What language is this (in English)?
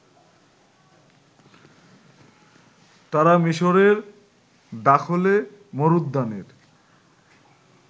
Bangla